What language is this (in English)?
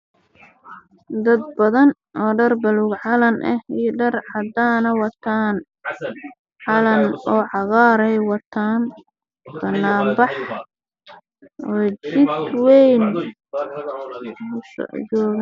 Somali